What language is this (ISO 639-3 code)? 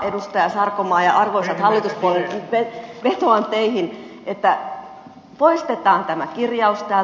fin